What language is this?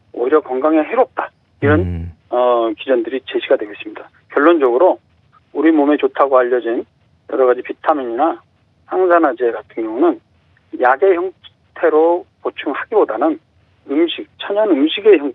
Korean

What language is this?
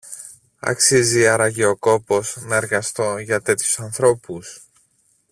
Greek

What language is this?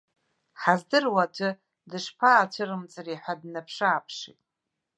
Abkhazian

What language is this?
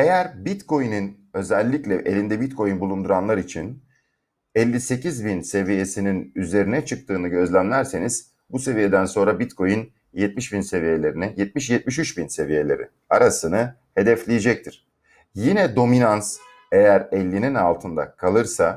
Turkish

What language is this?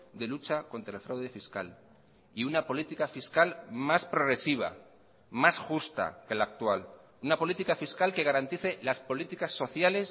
Spanish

